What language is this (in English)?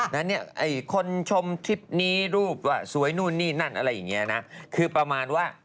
Thai